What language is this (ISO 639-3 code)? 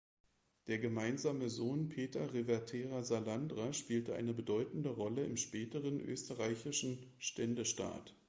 deu